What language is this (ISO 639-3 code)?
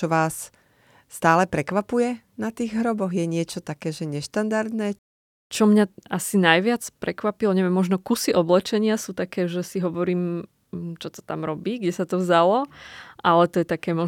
slk